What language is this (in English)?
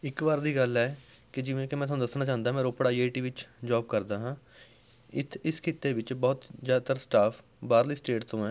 Punjabi